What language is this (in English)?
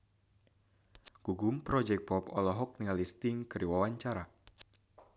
Sundanese